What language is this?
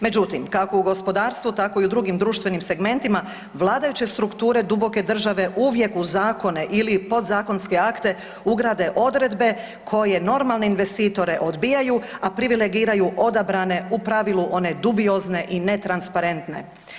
Croatian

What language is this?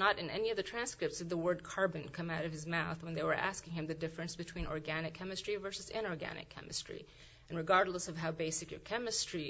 English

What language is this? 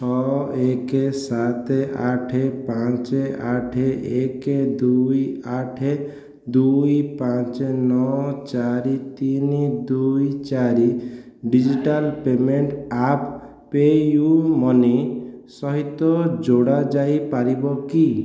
Odia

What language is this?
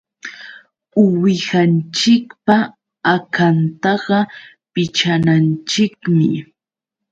Yauyos Quechua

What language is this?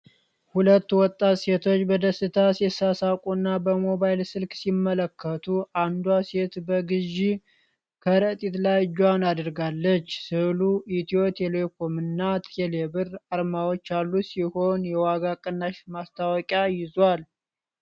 Amharic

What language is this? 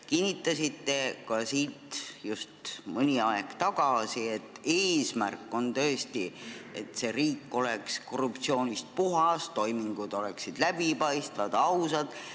Estonian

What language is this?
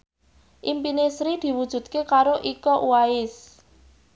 Javanese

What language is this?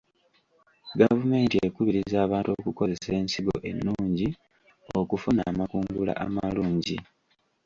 Ganda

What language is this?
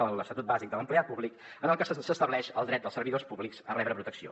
Catalan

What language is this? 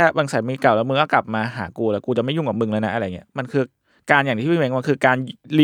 Thai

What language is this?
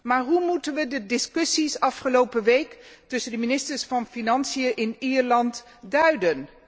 Dutch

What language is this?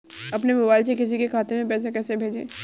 Hindi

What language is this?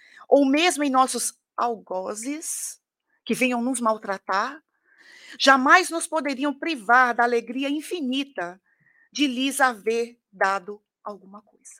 Portuguese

